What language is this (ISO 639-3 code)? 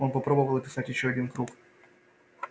rus